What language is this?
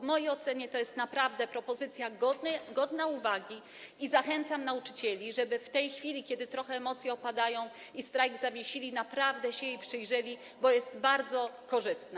Polish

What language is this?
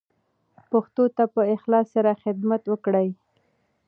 Pashto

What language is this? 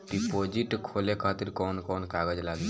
Bhojpuri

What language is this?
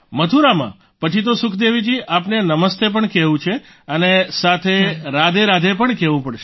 Gujarati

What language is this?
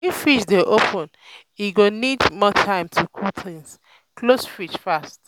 Nigerian Pidgin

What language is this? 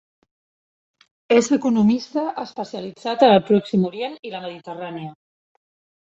Catalan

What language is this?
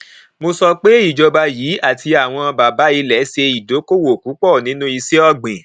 Yoruba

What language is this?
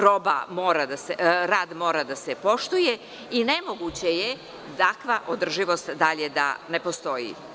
Serbian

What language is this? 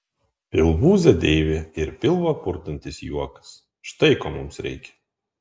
Lithuanian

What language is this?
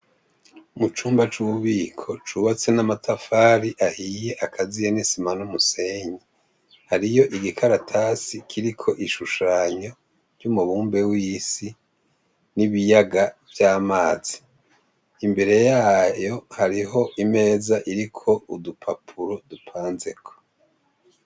Rundi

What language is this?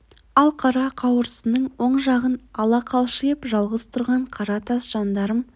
Kazakh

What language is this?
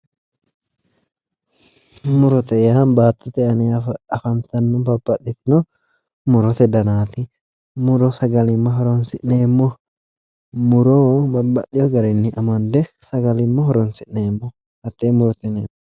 Sidamo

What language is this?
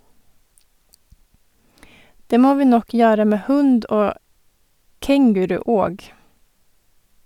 Norwegian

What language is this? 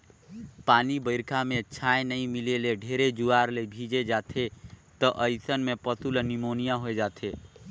Chhattisgarhi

